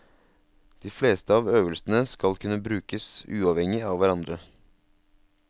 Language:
Norwegian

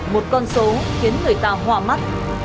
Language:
Vietnamese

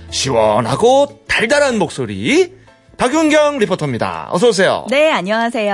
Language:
Korean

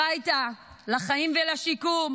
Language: Hebrew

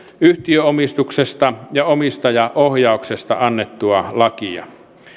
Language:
Finnish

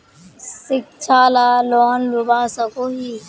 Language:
Magahi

